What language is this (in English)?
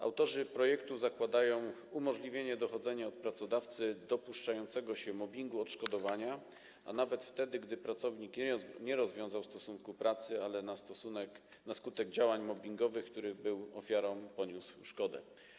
Polish